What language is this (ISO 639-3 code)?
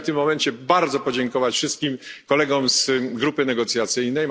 pol